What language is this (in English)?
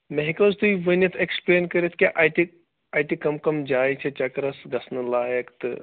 Kashmiri